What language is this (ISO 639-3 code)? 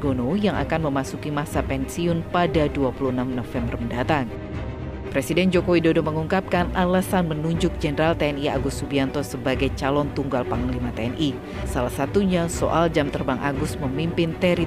ind